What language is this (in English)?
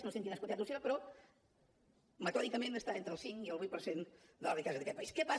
Catalan